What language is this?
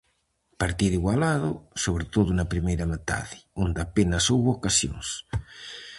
Galician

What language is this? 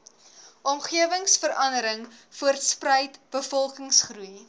Afrikaans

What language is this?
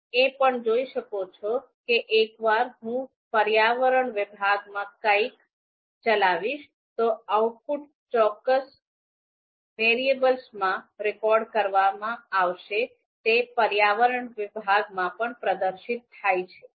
Gujarati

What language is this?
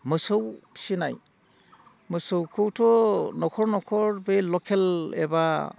Bodo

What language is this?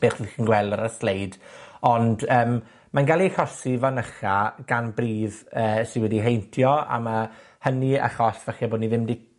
Welsh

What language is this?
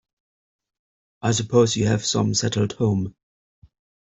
English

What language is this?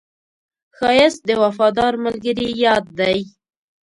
Pashto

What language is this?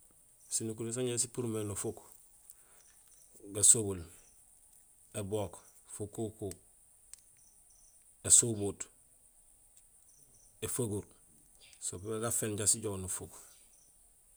Gusilay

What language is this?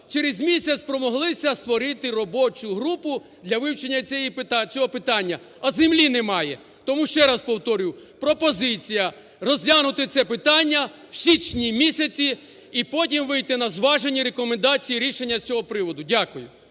Ukrainian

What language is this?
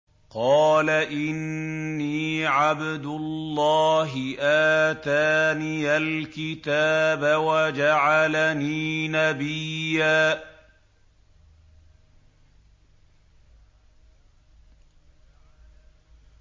Arabic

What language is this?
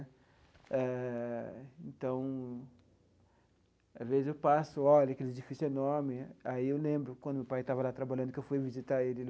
Portuguese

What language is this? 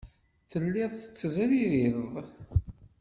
Kabyle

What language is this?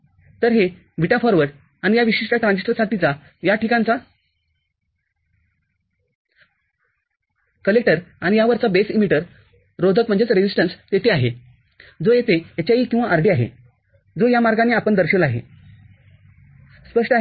Marathi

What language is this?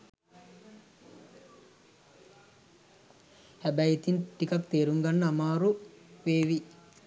Sinhala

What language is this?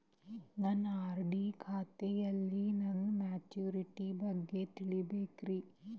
Kannada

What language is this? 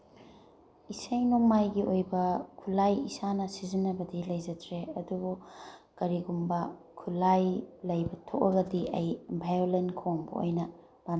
Manipuri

